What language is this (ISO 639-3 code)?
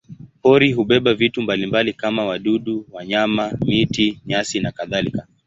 swa